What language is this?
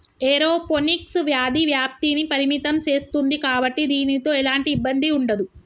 Telugu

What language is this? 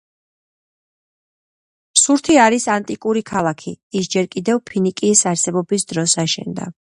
Georgian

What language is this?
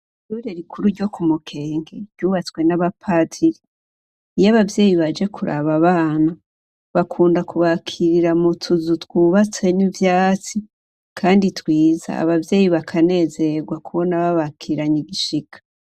Rundi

